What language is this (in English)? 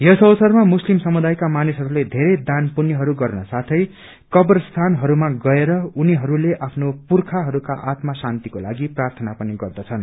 Nepali